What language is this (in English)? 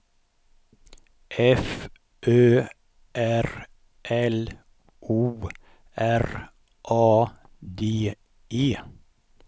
Swedish